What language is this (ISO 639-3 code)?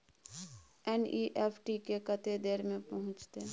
mai